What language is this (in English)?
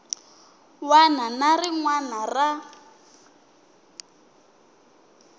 Tsonga